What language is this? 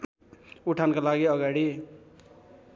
Nepali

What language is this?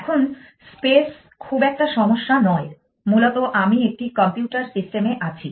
Bangla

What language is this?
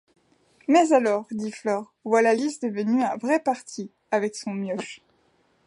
French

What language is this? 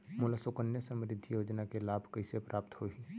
Chhattisgarhi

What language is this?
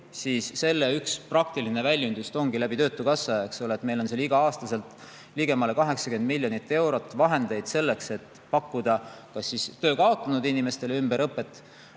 Estonian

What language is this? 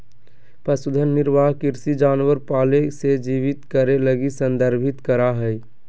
Magahi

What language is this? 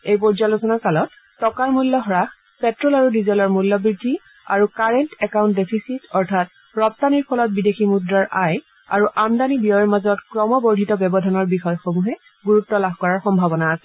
Assamese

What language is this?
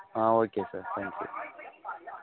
Tamil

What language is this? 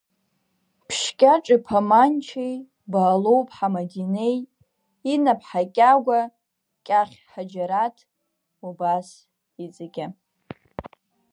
Abkhazian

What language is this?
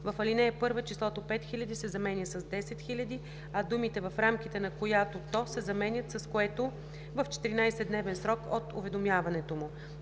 Bulgarian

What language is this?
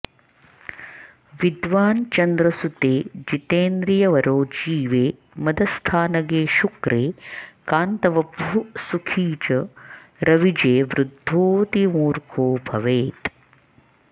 Sanskrit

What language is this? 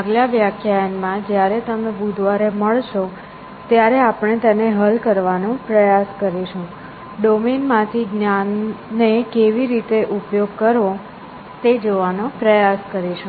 Gujarati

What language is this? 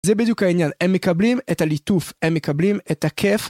Hebrew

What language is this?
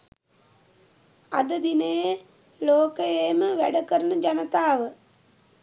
Sinhala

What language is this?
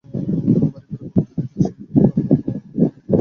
Bangla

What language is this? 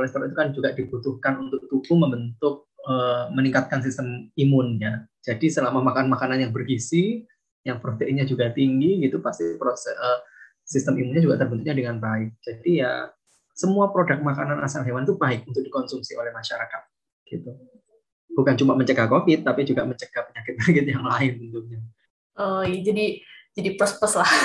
Indonesian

